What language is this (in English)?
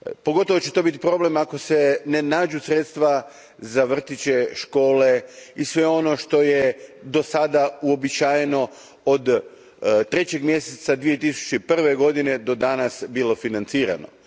Croatian